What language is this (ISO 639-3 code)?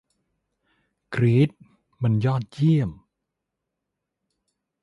tha